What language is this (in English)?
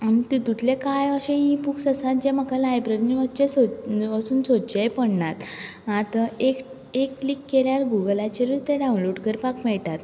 Konkani